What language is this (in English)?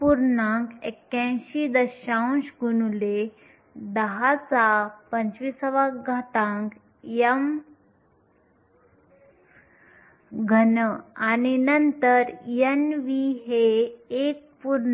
Marathi